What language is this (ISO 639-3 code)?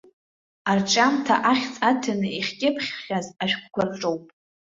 abk